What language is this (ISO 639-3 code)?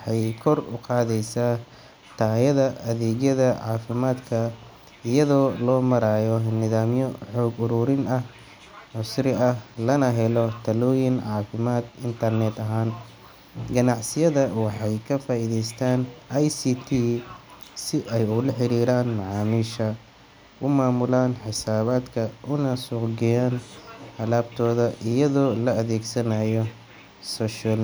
som